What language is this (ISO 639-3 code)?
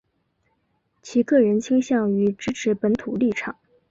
zho